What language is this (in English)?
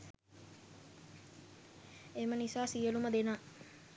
Sinhala